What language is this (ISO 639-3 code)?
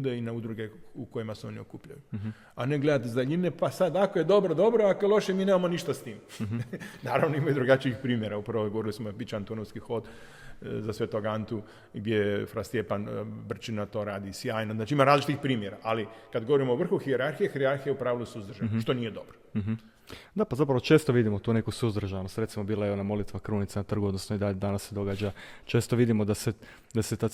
hrv